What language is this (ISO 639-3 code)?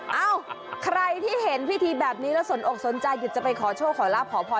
tha